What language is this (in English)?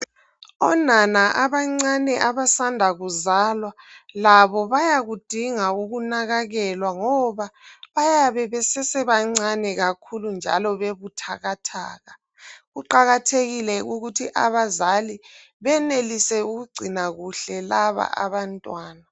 North Ndebele